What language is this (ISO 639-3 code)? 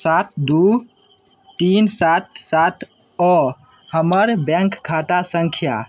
mai